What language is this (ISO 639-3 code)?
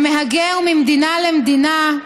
heb